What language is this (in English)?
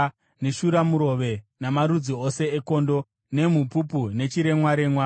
Shona